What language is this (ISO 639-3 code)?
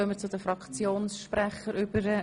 gsw